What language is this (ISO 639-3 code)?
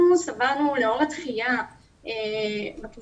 heb